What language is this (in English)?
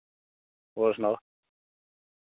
Dogri